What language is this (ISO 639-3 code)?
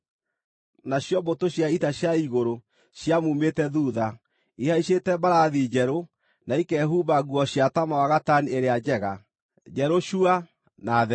kik